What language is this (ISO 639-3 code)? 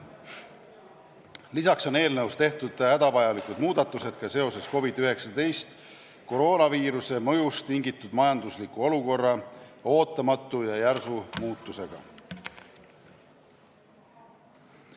est